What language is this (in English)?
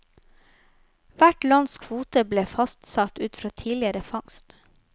Norwegian